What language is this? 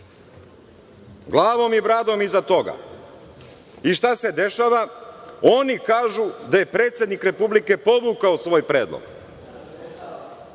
Serbian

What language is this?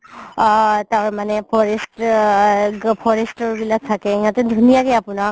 Assamese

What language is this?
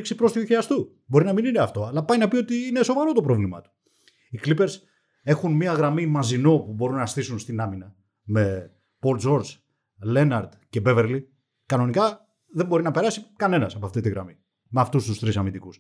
Greek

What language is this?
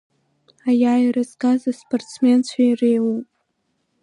Abkhazian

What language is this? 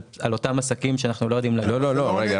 Hebrew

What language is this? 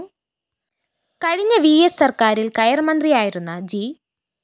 Malayalam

